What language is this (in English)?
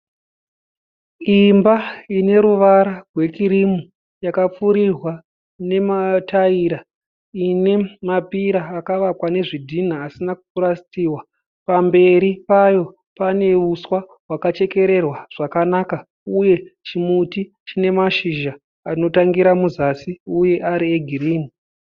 Shona